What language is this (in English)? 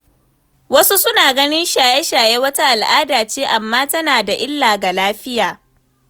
Hausa